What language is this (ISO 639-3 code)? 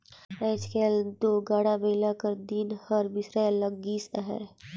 hne